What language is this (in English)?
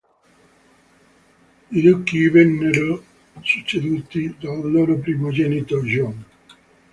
Italian